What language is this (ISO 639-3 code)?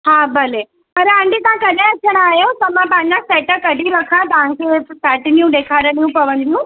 snd